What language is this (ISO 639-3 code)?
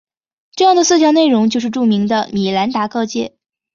zho